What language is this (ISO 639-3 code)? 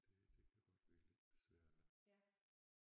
dan